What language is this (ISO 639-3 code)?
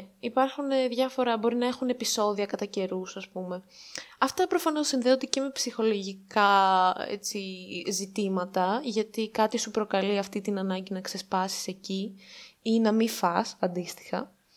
ell